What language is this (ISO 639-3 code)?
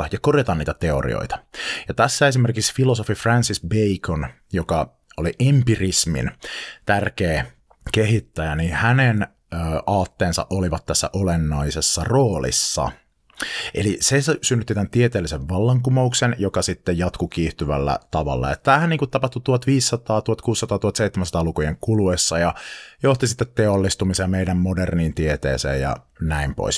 fin